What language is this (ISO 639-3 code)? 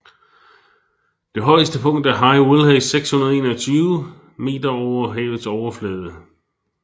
dan